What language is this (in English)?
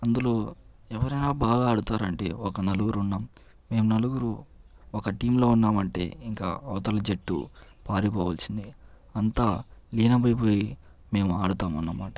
Telugu